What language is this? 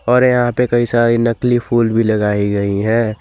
Hindi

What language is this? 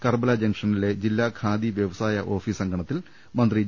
Malayalam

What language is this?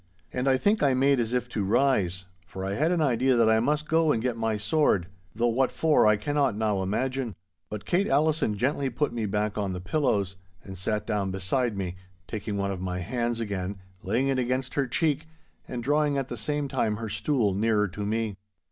English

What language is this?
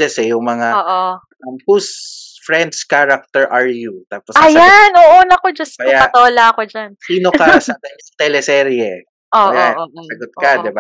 Filipino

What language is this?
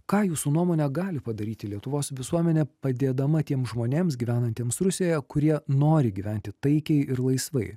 Lithuanian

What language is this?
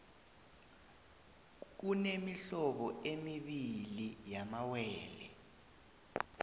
South Ndebele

